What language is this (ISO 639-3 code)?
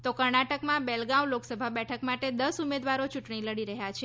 guj